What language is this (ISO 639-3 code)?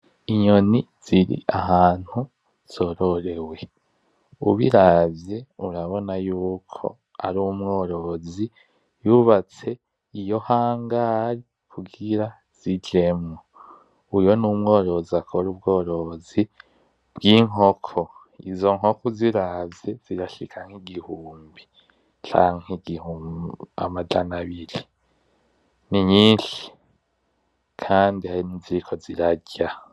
run